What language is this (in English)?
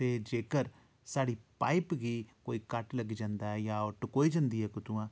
Dogri